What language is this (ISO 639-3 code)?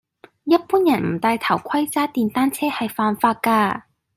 yue